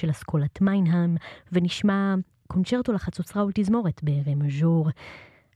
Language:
Hebrew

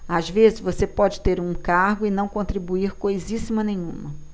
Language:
Portuguese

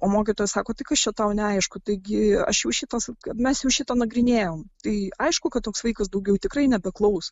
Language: Lithuanian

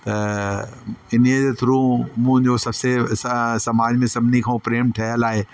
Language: Sindhi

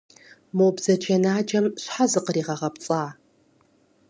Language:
Kabardian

